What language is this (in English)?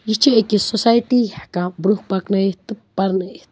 Kashmiri